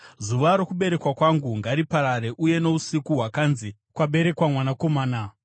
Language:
Shona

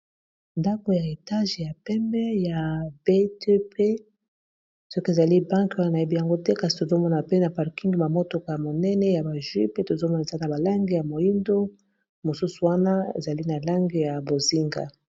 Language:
Lingala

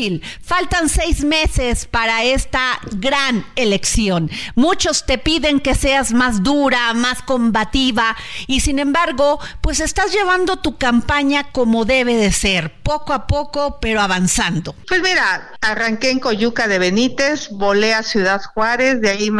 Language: Spanish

